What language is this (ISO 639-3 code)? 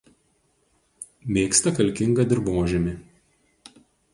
lit